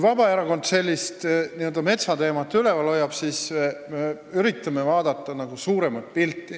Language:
Estonian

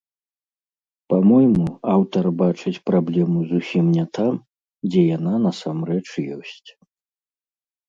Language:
Belarusian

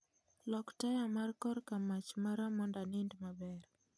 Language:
Luo (Kenya and Tanzania)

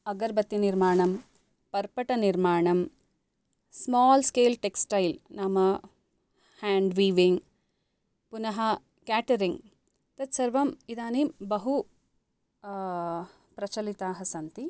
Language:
Sanskrit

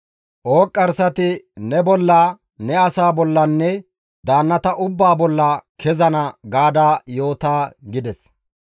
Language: Gamo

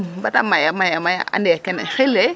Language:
Serer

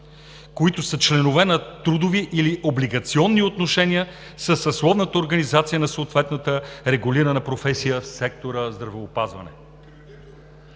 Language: Bulgarian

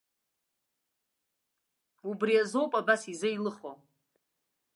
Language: Abkhazian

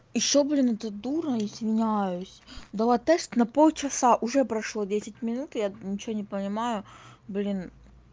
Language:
Russian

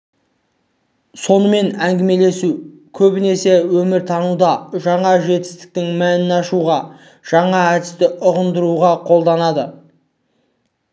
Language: Kazakh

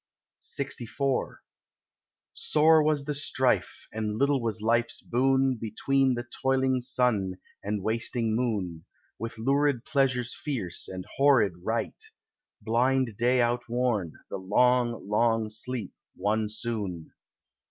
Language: English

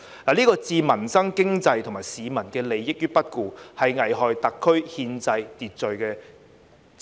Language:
Cantonese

